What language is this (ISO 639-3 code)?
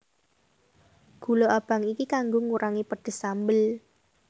jav